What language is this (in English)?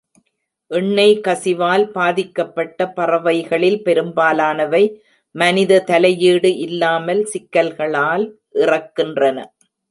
Tamil